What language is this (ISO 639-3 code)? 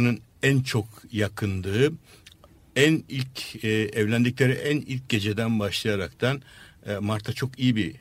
tur